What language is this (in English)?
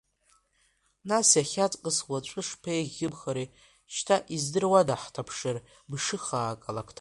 Abkhazian